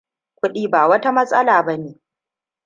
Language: Hausa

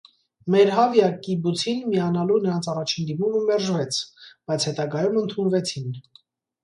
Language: Armenian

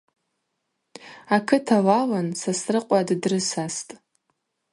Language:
Abaza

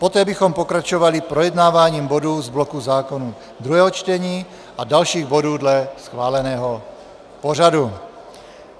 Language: Czech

